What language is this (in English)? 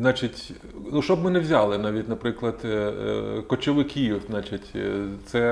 Ukrainian